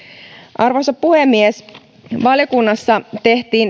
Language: Finnish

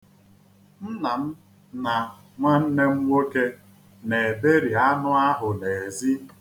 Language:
Igbo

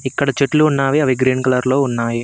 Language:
Telugu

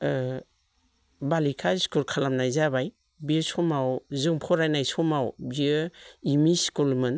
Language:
Bodo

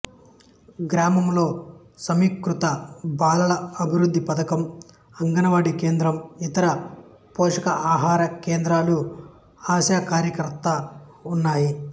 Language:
Telugu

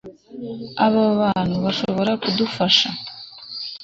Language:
Kinyarwanda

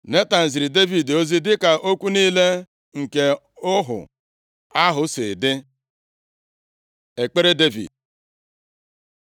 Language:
Igbo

